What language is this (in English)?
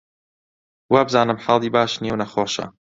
Central Kurdish